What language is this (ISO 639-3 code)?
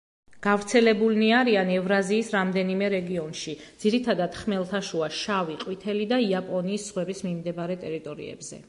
kat